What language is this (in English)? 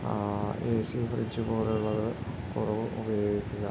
Malayalam